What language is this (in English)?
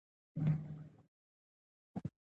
Pashto